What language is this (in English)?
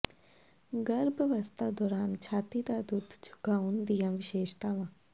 Punjabi